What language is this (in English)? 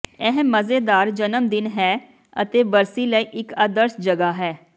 Punjabi